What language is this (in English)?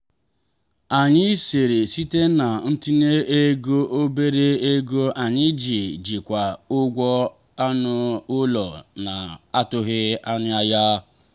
Igbo